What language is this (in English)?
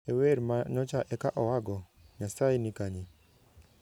Luo (Kenya and Tanzania)